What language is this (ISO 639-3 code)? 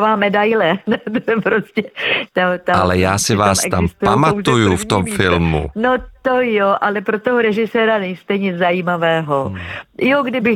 ces